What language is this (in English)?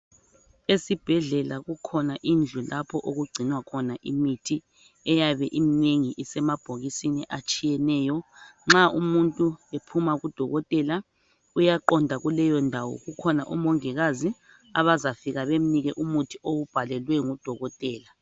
North Ndebele